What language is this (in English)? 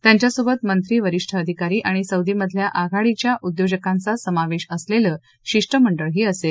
Marathi